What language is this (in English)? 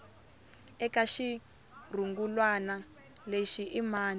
Tsonga